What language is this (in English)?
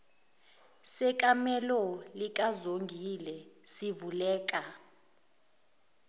Zulu